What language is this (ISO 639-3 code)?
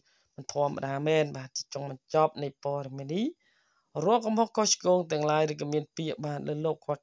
tha